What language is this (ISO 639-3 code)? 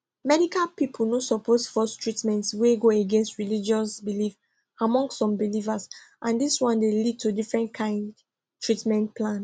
pcm